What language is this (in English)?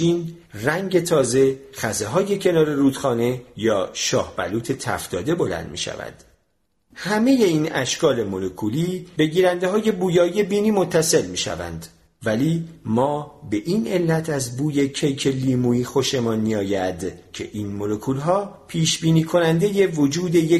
Persian